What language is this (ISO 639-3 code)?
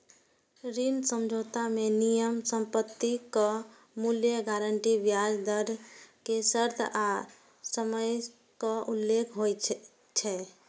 mai